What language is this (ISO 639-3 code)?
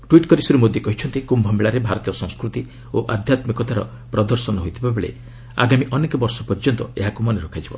ori